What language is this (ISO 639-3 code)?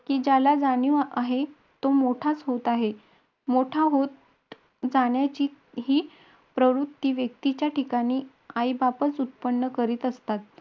mar